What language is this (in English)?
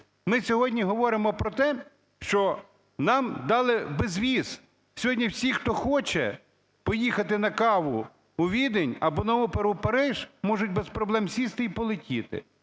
Ukrainian